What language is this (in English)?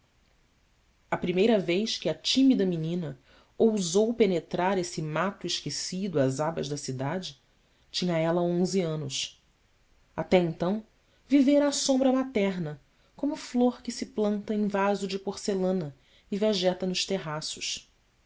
Portuguese